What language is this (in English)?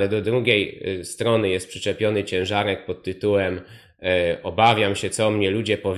Polish